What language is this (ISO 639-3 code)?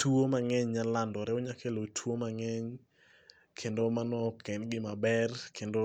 luo